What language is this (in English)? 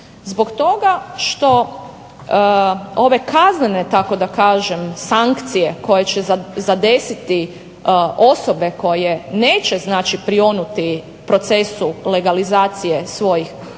Croatian